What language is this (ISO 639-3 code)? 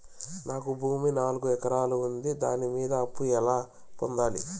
tel